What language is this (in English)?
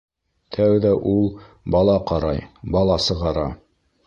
Bashkir